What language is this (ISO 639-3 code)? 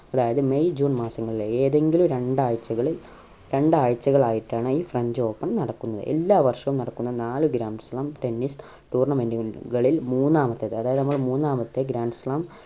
mal